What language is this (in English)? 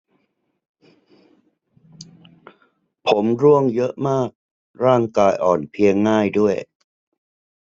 Thai